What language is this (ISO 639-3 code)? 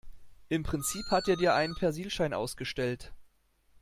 deu